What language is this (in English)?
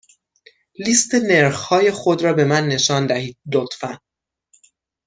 Persian